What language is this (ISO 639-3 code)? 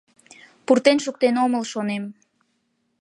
chm